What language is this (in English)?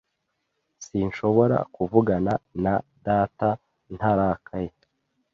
Kinyarwanda